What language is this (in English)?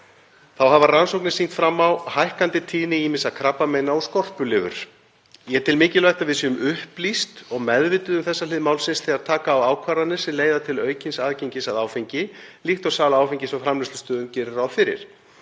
Icelandic